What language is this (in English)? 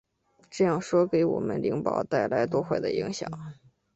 Chinese